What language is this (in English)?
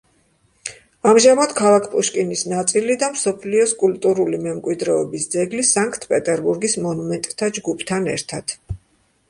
Georgian